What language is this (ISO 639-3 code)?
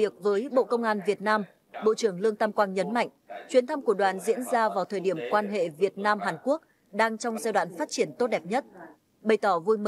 vie